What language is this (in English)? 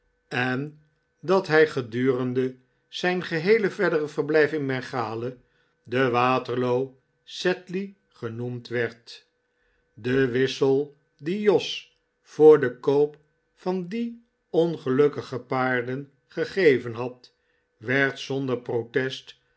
Dutch